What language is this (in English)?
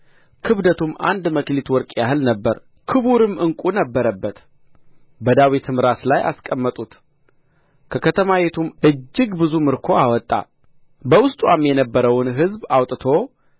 Amharic